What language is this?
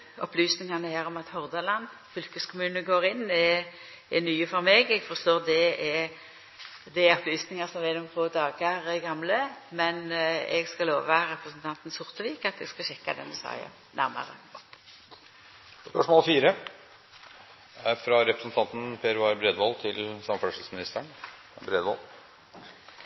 Norwegian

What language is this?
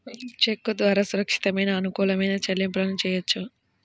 Telugu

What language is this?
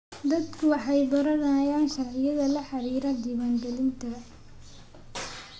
Somali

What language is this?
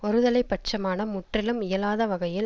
Tamil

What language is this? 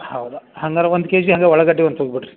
Kannada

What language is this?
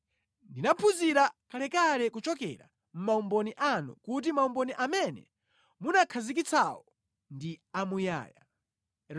Nyanja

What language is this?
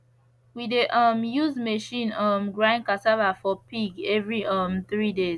Nigerian Pidgin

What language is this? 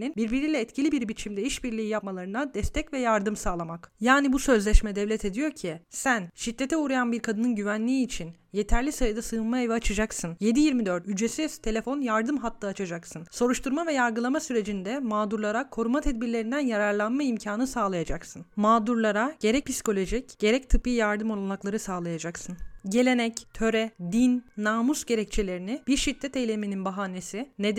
Turkish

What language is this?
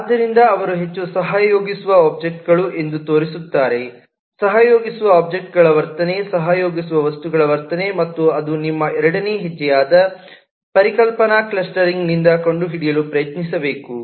Kannada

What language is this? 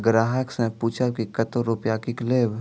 Maithili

